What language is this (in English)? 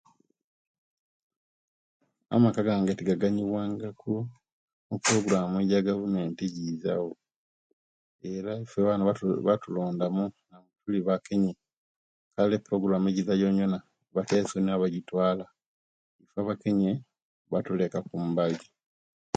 Kenyi